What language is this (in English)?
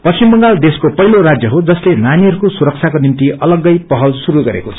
Nepali